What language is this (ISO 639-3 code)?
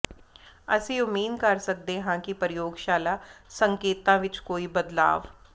pan